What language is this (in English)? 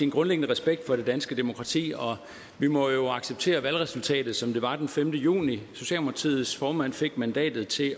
Danish